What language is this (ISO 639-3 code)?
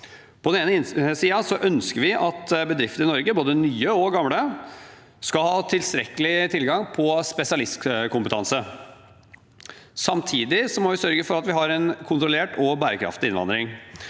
nor